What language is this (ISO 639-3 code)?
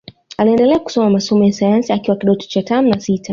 swa